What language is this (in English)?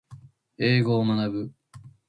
Japanese